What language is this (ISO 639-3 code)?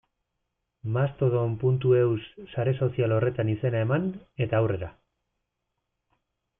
eus